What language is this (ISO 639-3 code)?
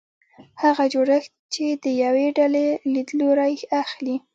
pus